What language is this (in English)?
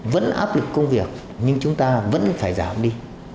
Vietnamese